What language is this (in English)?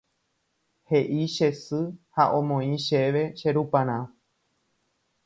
Guarani